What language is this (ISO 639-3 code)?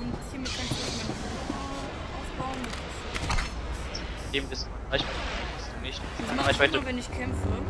deu